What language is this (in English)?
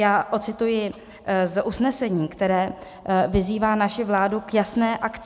Czech